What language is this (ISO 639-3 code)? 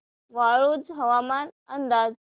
mar